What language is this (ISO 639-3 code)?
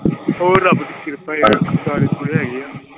pan